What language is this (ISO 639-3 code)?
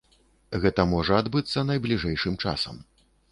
bel